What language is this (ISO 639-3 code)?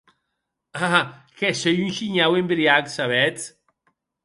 oci